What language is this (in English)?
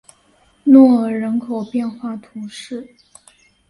Chinese